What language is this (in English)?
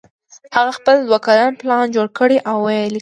Pashto